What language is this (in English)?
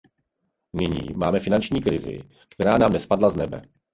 Czech